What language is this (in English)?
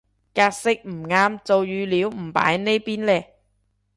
Cantonese